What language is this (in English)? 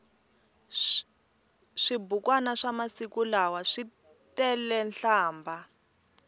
Tsonga